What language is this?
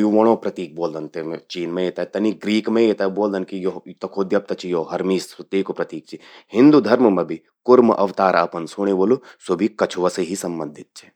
Garhwali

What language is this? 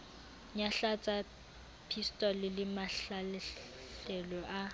Southern Sotho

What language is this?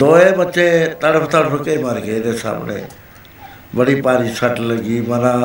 Punjabi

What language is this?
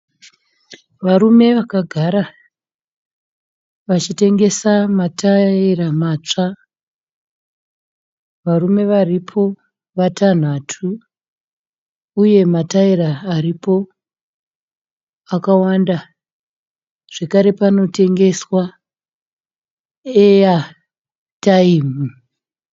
Shona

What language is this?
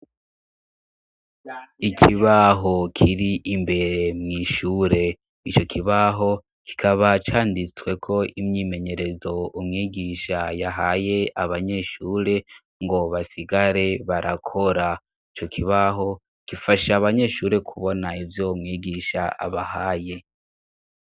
Rundi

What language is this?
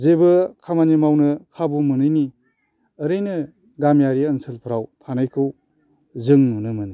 Bodo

